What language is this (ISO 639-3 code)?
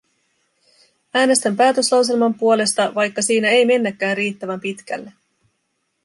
fin